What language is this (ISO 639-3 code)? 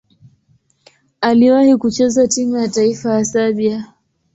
swa